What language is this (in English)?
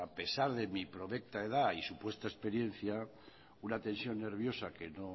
Spanish